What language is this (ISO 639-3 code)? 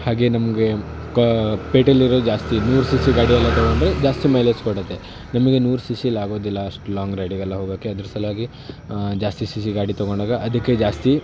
kan